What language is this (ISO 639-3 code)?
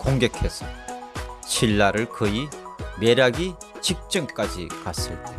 kor